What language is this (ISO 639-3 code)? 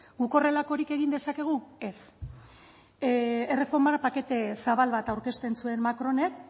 eus